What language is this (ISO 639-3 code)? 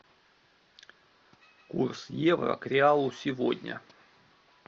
rus